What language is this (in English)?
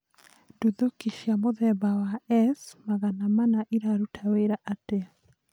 Kikuyu